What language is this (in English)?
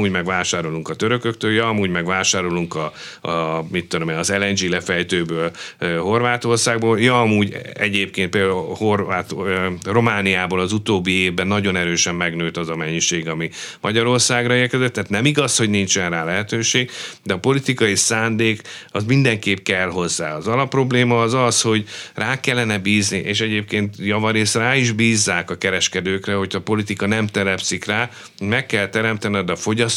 Hungarian